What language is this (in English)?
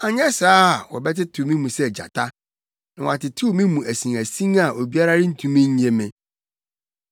Akan